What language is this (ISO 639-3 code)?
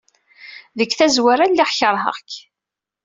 kab